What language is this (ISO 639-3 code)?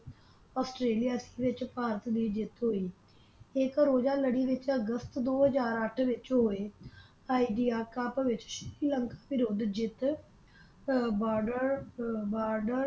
pan